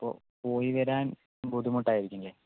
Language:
Malayalam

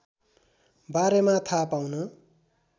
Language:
Nepali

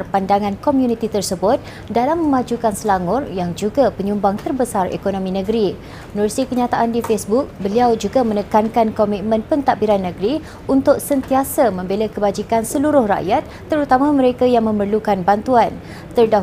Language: Malay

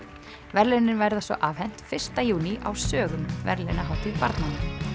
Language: Icelandic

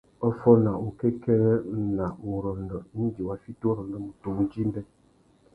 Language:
Tuki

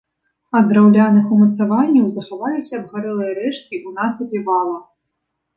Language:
Belarusian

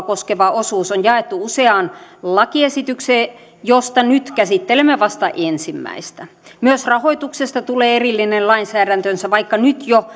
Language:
Finnish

